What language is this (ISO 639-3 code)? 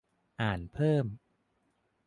tha